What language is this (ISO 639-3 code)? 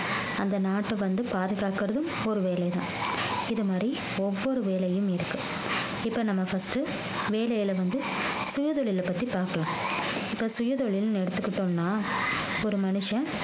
tam